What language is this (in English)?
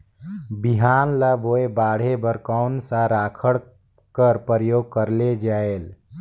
Chhattisgarhi